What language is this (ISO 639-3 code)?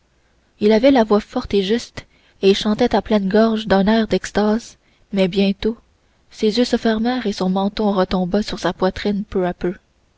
fra